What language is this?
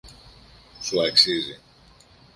Greek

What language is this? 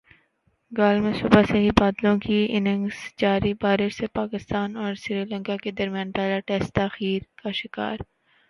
Urdu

